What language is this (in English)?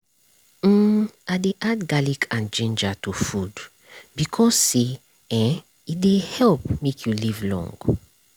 Nigerian Pidgin